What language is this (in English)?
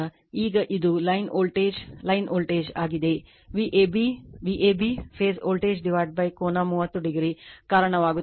Kannada